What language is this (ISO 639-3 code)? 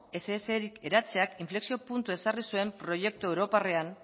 eus